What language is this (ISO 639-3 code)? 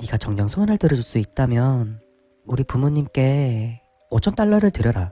kor